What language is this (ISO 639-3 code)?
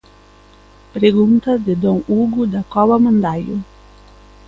glg